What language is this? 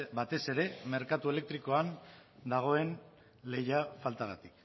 Basque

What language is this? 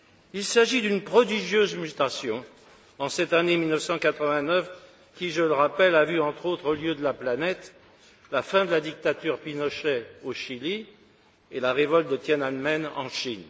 French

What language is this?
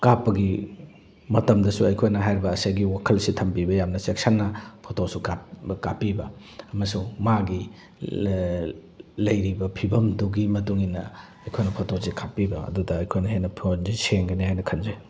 Manipuri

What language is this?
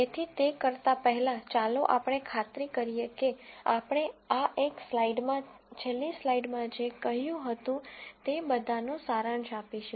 Gujarati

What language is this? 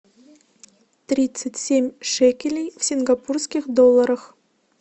Russian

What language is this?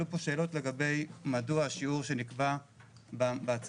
Hebrew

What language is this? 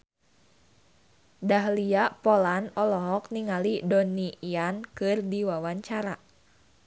Sundanese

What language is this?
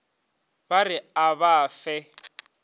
Northern Sotho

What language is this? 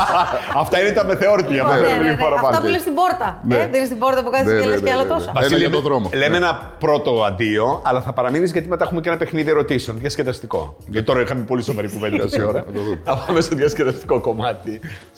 Greek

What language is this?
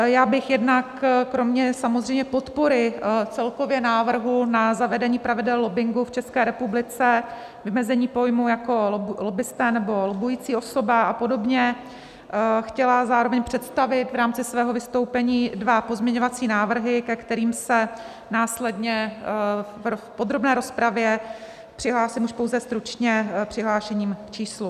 Czech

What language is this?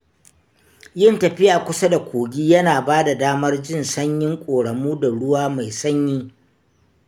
Hausa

